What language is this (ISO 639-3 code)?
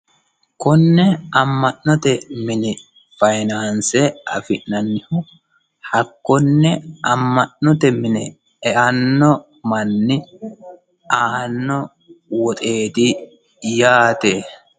sid